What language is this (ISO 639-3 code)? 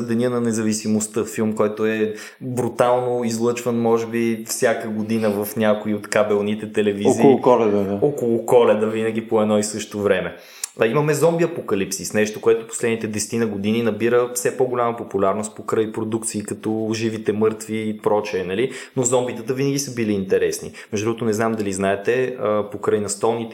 bul